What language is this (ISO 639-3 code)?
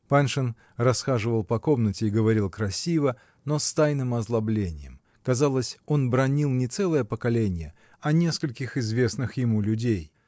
rus